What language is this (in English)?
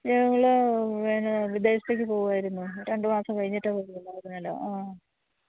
Malayalam